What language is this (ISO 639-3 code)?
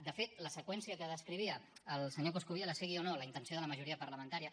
cat